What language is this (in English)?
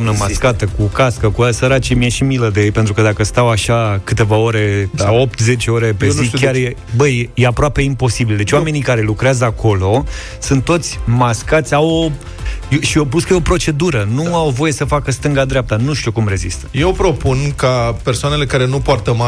Romanian